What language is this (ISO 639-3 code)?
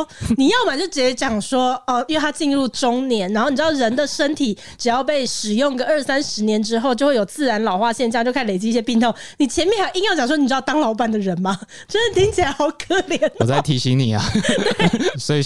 zho